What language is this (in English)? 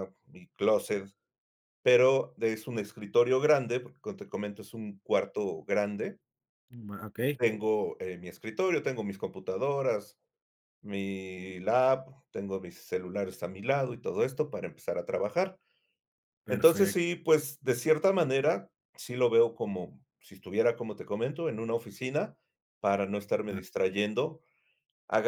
Spanish